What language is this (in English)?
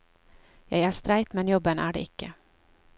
Norwegian